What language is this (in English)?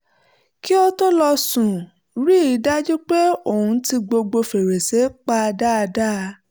Yoruba